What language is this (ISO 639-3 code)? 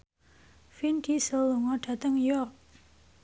jav